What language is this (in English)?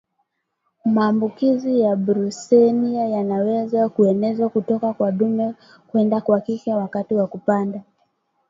Swahili